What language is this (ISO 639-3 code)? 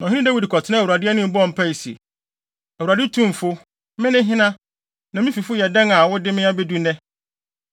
aka